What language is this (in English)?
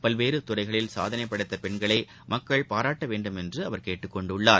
Tamil